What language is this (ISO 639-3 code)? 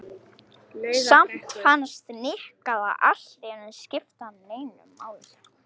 isl